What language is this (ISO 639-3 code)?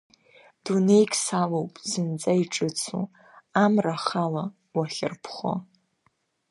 abk